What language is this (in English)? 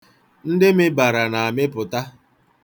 Igbo